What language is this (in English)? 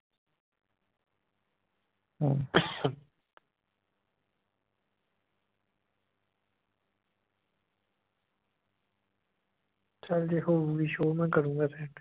Punjabi